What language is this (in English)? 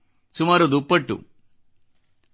Kannada